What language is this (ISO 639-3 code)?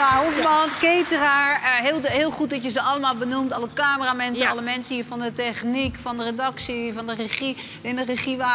nld